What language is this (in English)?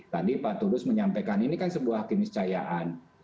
Indonesian